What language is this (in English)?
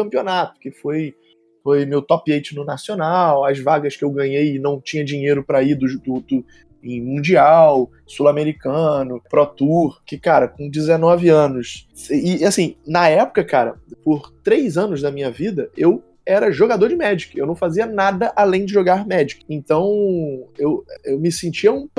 Portuguese